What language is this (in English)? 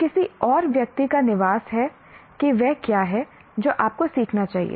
Hindi